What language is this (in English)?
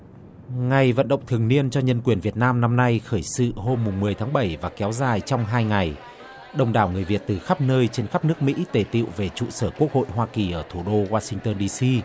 Vietnamese